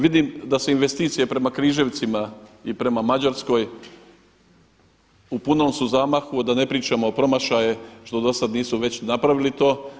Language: Croatian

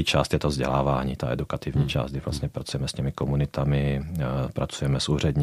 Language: Czech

